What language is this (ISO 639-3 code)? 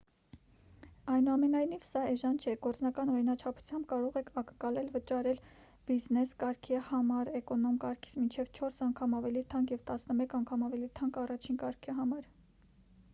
hye